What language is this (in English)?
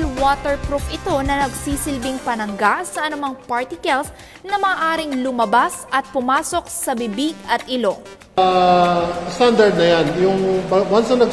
Filipino